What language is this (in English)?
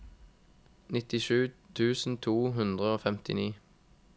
Norwegian